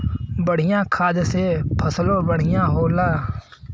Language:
Bhojpuri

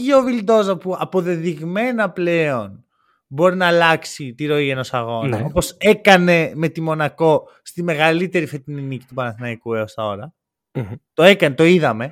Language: Greek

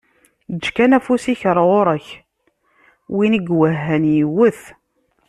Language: Kabyle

